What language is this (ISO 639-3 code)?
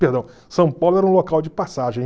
por